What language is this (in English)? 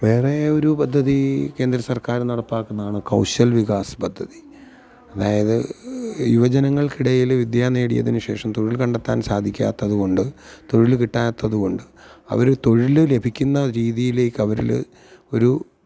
Malayalam